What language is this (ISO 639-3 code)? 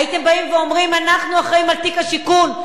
heb